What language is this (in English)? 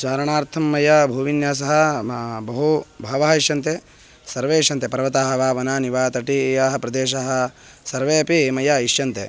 Sanskrit